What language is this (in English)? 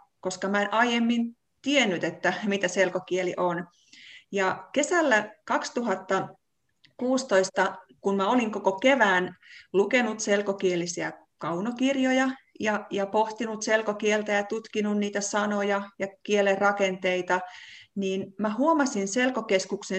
Finnish